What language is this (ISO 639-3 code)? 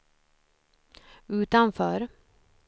swe